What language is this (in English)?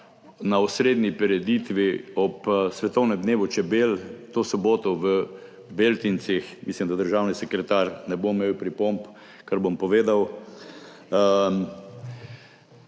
Slovenian